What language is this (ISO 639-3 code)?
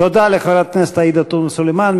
heb